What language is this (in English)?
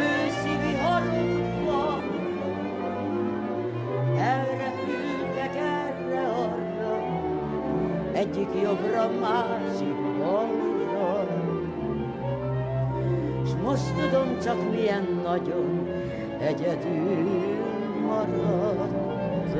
Hungarian